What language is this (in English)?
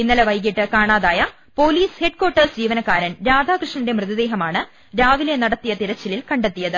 Malayalam